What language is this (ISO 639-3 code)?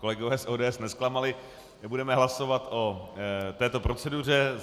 ces